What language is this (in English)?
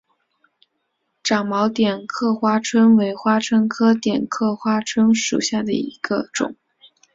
Chinese